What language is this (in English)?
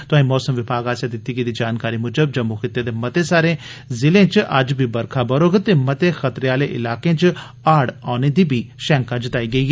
Dogri